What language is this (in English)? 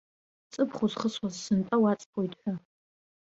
Abkhazian